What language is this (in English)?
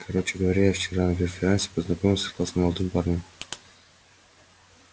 Russian